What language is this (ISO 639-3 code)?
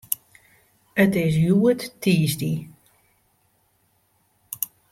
fry